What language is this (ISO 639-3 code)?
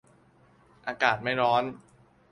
tha